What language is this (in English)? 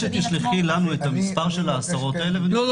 Hebrew